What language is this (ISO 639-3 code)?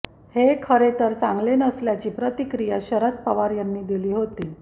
mar